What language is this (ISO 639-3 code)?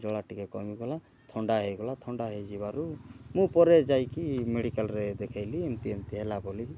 ori